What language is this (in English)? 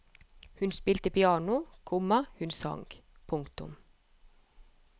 Norwegian